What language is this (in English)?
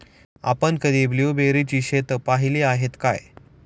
Marathi